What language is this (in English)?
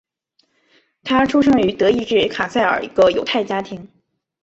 Chinese